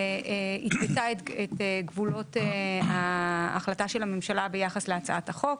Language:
Hebrew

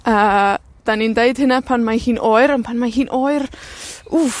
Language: Welsh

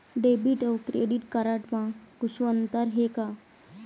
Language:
Chhattisgarhi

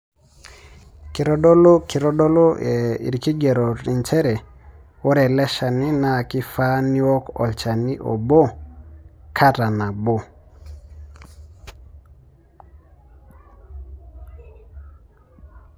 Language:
Masai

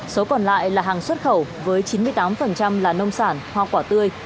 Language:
Vietnamese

